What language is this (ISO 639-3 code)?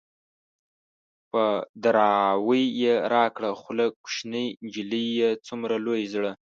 pus